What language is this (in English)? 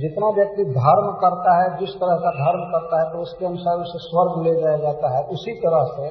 Hindi